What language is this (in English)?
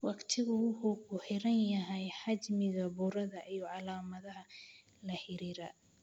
Somali